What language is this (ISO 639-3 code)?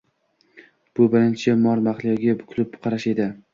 uzb